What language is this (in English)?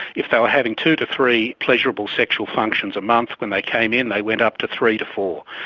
English